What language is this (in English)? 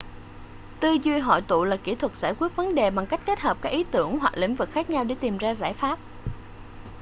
Vietnamese